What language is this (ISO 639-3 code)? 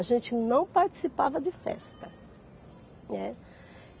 por